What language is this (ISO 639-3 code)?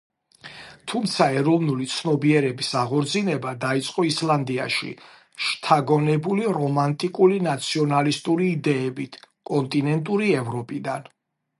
kat